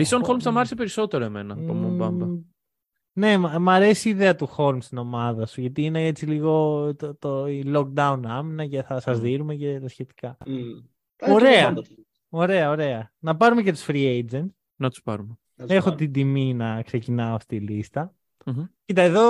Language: Greek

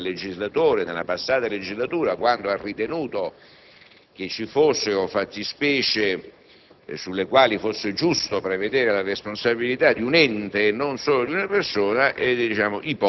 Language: Italian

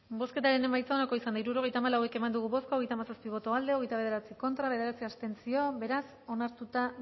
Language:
Basque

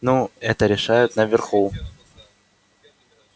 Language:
Russian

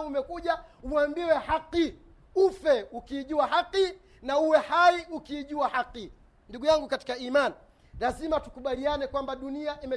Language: Swahili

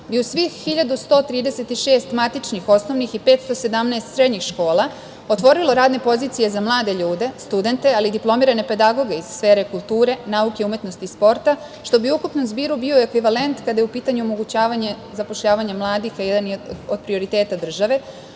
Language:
Serbian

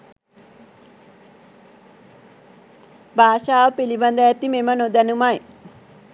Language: Sinhala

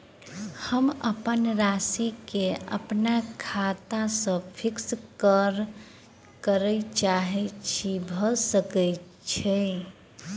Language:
Maithili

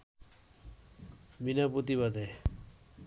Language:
Bangla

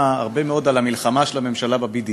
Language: Hebrew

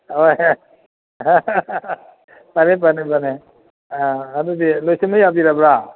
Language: Manipuri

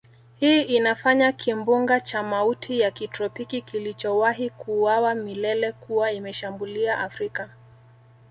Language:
Swahili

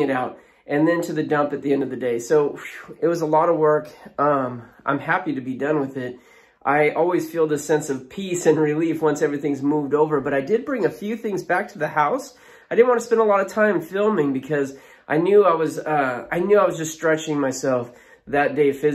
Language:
English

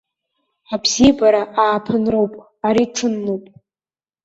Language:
Abkhazian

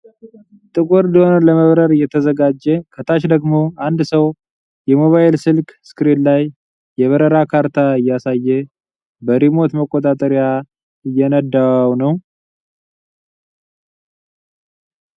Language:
Amharic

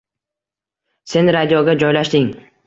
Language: Uzbek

